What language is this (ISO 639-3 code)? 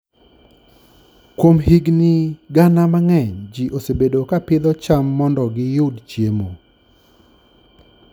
luo